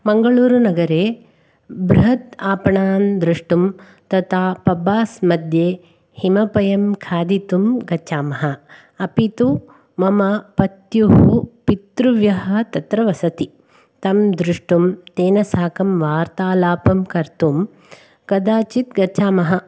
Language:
Sanskrit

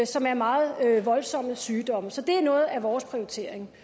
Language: Danish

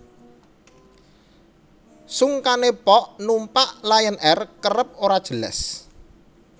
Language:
Javanese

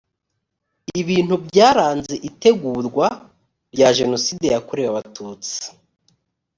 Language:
Kinyarwanda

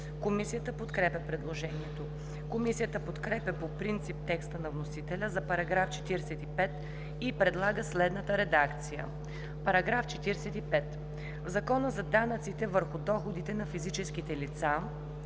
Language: Bulgarian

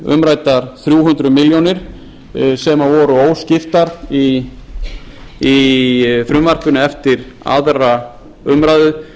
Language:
Icelandic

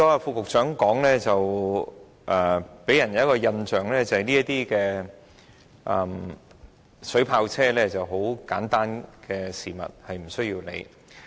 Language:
Cantonese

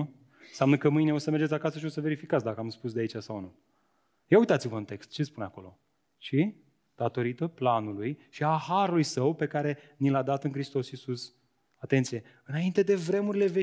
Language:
Romanian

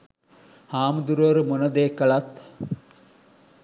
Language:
Sinhala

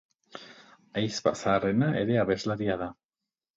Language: Basque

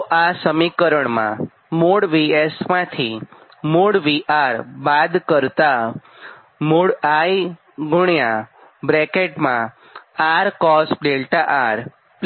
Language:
Gujarati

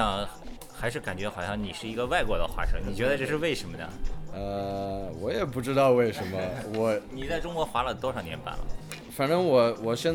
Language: Chinese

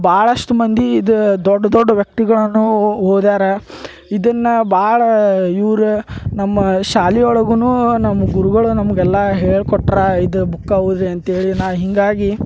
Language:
Kannada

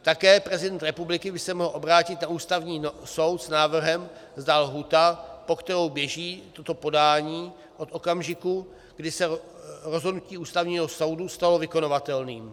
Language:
Czech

